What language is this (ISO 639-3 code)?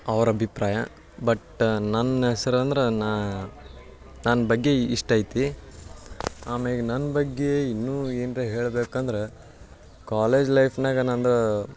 kan